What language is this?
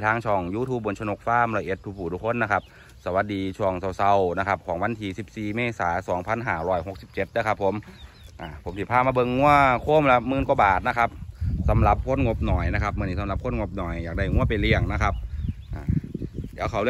Thai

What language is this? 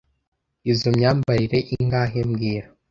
Kinyarwanda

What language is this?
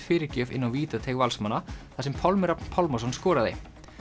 Icelandic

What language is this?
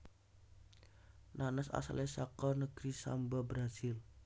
Javanese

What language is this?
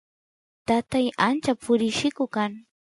Santiago del Estero Quichua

